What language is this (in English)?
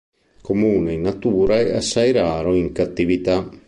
Italian